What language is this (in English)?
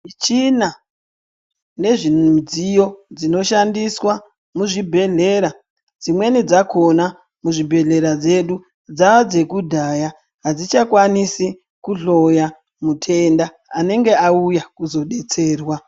Ndau